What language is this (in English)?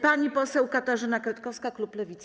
Polish